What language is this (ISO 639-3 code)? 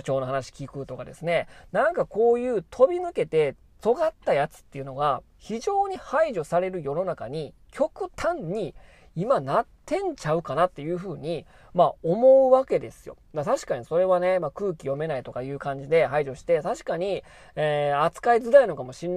jpn